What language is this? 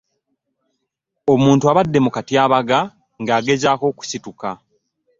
Ganda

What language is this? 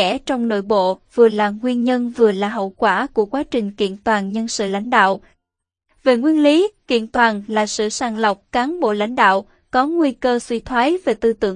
Vietnamese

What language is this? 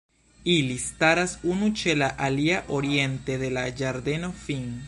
Esperanto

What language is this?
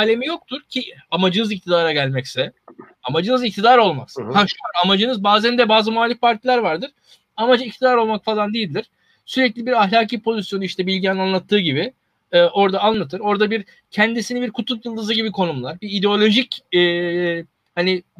Turkish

